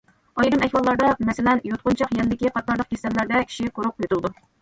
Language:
Uyghur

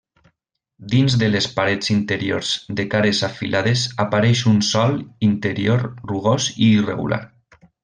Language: Catalan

